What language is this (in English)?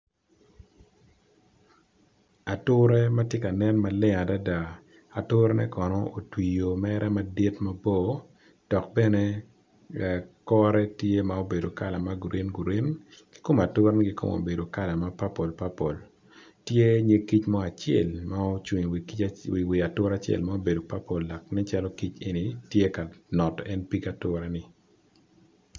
Acoli